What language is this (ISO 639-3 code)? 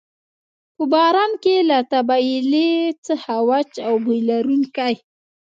pus